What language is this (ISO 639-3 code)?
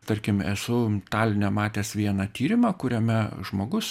lit